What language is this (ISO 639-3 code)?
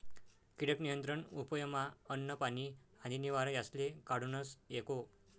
mar